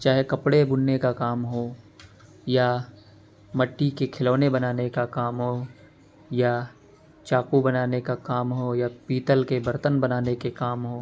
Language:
Urdu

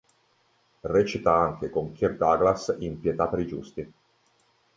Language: Italian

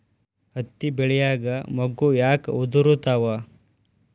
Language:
Kannada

